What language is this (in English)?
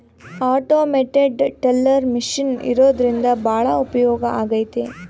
Kannada